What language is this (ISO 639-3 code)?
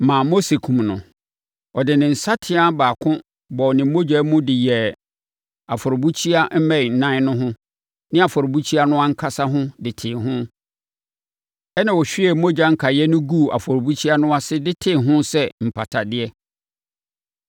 aka